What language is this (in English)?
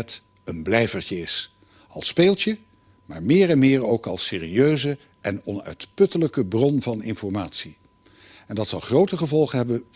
Dutch